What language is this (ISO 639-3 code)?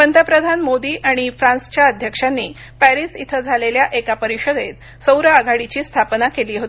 mar